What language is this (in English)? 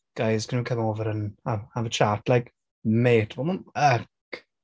Welsh